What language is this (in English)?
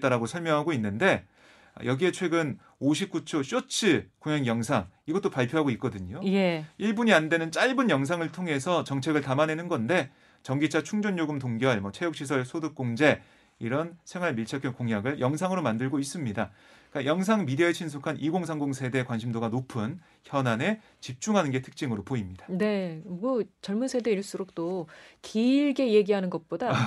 Korean